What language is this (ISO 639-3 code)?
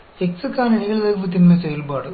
hin